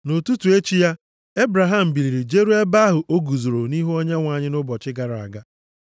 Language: Igbo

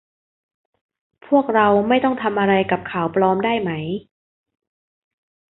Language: Thai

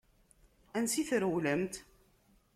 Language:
Kabyle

